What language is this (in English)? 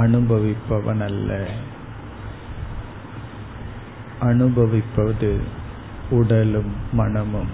Tamil